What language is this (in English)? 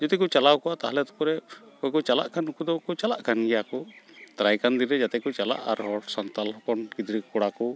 Santali